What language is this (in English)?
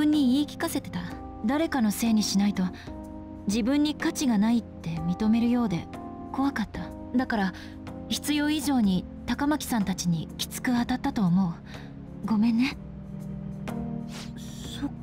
Japanese